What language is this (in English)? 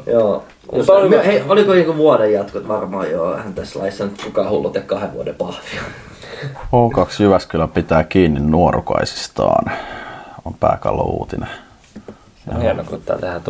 Finnish